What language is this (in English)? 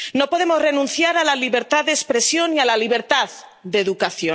Spanish